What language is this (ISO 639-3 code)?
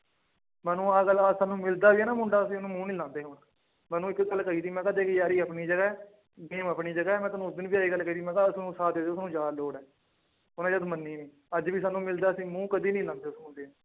pan